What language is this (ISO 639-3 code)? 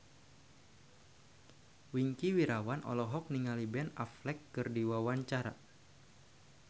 sun